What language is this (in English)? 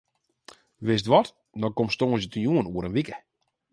Western Frisian